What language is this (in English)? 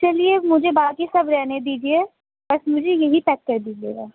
Urdu